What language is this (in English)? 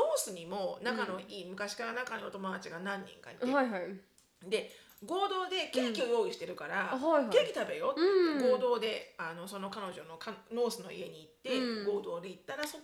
Japanese